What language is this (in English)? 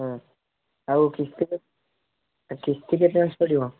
Odia